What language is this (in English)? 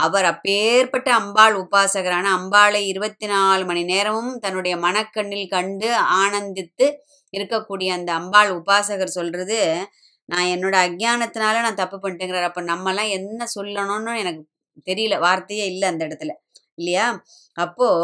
Tamil